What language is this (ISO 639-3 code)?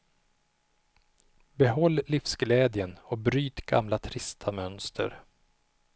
swe